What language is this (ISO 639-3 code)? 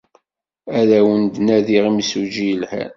kab